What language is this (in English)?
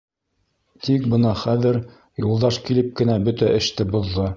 Bashkir